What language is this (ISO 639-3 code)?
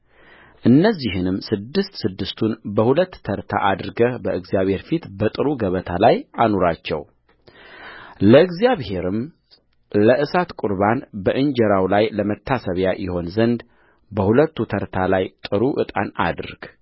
amh